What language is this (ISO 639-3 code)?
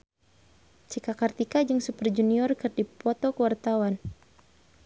sun